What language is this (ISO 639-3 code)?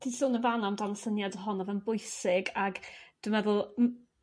cym